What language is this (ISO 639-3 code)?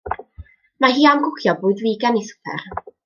cym